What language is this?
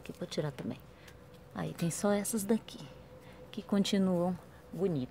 Portuguese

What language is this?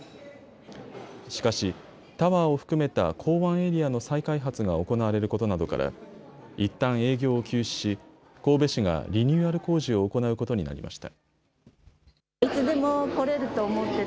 Japanese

